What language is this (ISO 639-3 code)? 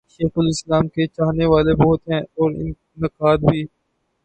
urd